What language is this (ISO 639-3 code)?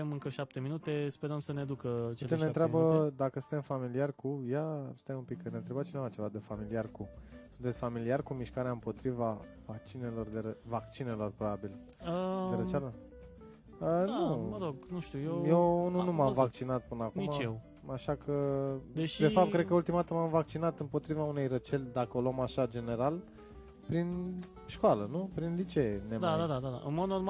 ron